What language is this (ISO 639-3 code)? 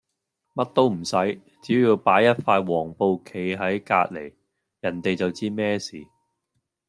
yue